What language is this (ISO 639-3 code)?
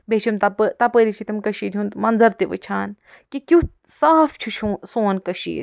kas